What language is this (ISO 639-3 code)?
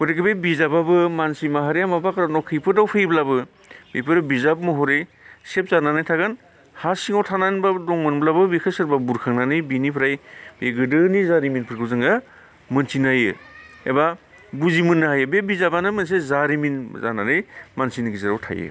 brx